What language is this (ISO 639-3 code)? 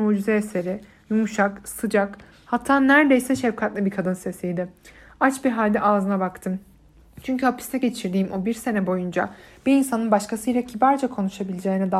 tur